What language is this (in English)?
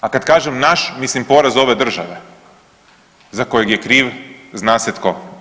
Croatian